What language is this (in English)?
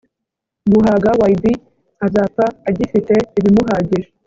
Kinyarwanda